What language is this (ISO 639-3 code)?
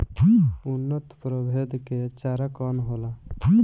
bho